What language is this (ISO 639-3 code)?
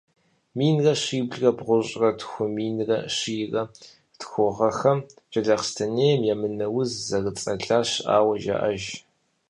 kbd